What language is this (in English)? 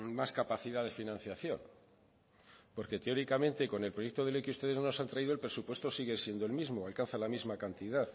Spanish